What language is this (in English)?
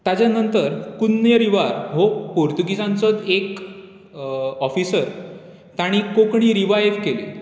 Konkani